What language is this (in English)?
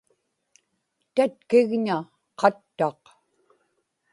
Inupiaq